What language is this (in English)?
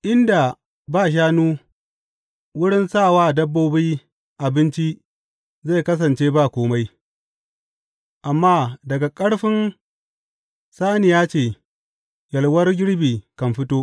Hausa